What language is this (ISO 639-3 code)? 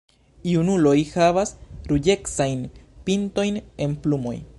epo